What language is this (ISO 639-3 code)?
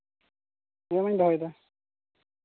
sat